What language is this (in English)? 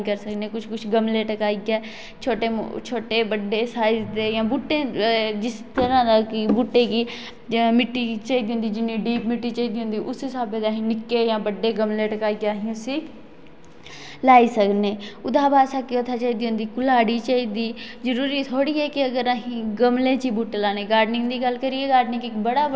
Dogri